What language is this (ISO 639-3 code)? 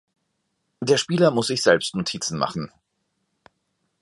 deu